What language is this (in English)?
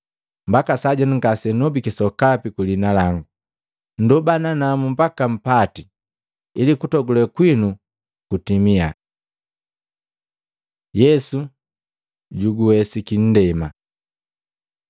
Matengo